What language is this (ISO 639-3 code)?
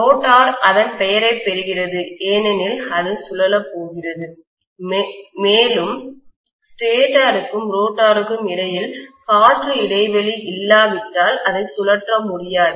tam